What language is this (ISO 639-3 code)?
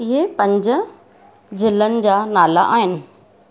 snd